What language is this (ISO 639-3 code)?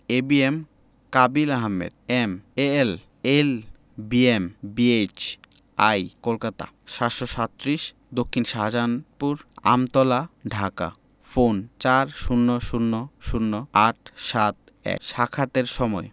ben